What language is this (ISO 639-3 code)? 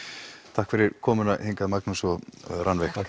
isl